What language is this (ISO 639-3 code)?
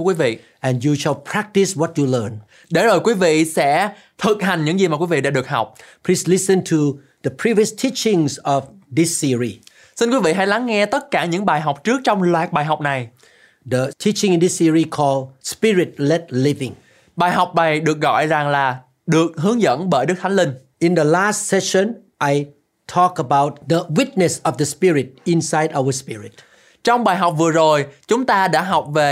vie